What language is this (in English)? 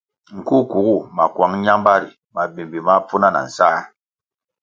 Kwasio